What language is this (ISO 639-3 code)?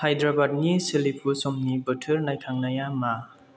brx